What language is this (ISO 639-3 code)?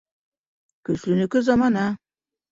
bak